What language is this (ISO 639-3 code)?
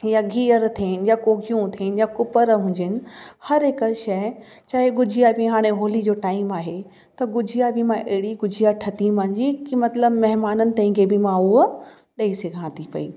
snd